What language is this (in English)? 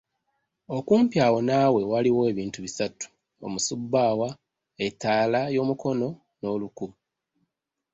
Ganda